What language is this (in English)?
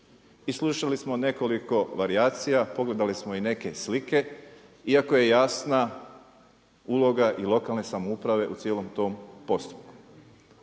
Croatian